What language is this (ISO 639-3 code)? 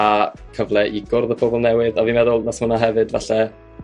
cym